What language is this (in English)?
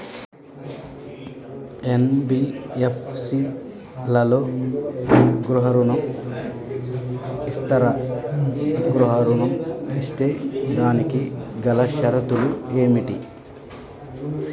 Telugu